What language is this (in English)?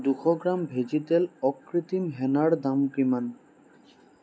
Assamese